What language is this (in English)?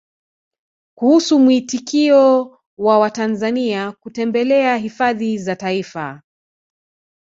Swahili